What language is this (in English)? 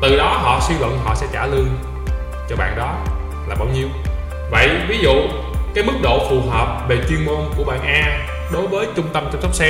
Vietnamese